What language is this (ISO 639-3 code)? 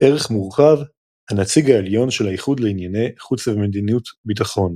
heb